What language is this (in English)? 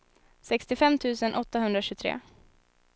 Swedish